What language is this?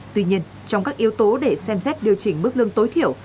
Vietnamese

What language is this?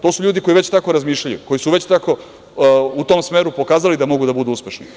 Serbian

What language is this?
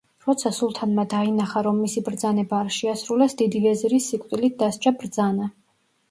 Georgian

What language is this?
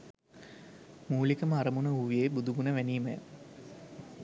Sinhala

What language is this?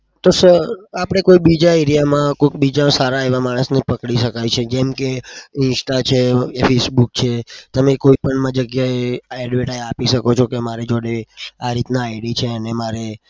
Gujarati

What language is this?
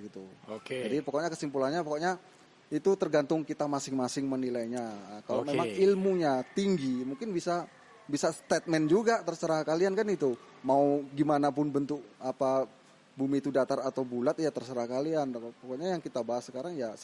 Indonesian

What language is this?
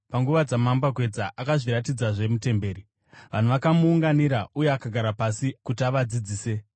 Shona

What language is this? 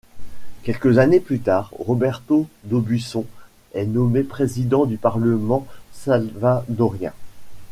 French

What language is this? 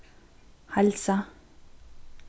Faroese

